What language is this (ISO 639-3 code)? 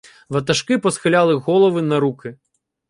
ukr